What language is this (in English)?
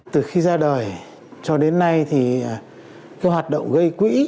Vietnamese